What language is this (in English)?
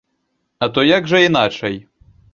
Belarusian